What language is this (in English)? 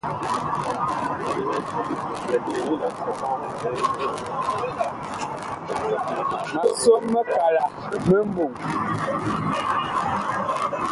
Bakoko